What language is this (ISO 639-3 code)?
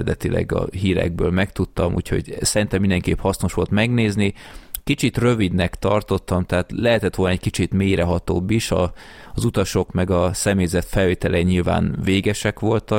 hun